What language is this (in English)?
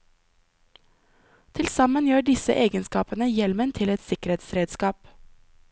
Norwegian